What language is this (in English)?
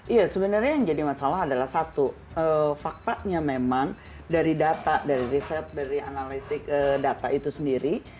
Indonesian